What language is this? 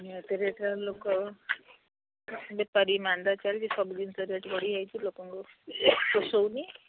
Odia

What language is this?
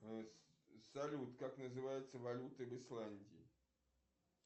Russian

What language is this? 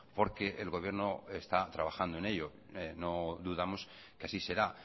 Spanish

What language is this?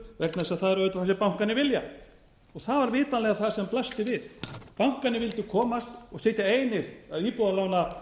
Icelandic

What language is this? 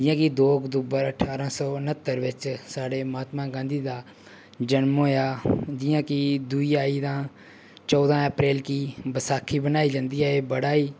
Dogri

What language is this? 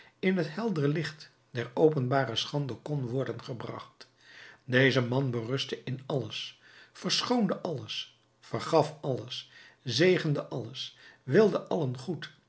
Dutch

